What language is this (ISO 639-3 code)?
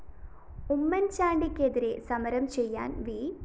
mal